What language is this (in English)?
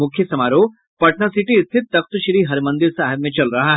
Hindi